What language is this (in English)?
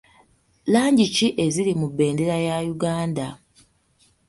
Ganda